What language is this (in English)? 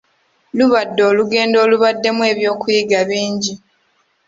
Ganda